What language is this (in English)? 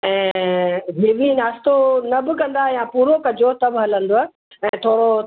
Sindhi